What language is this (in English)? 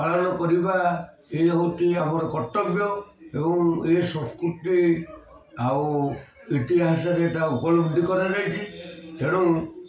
Odia